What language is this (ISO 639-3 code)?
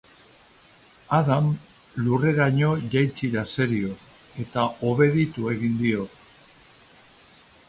eus